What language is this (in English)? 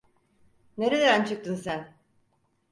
Turkish